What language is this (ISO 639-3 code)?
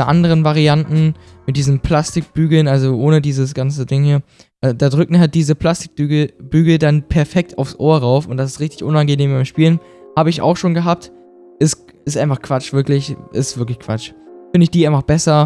deu